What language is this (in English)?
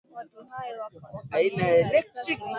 Swahili